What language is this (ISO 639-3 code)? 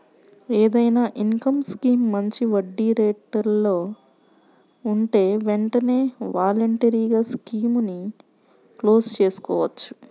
tel